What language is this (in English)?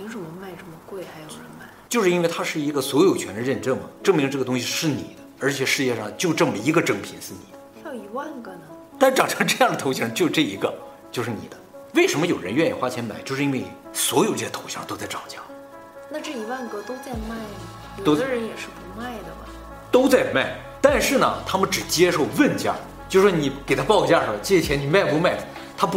Chinese